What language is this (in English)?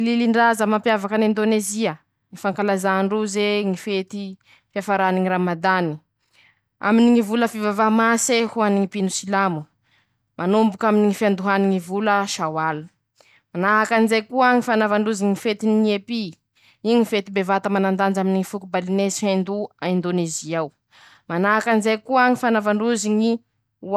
Masikoro Malagasy